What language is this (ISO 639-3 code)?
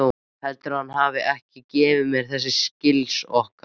isl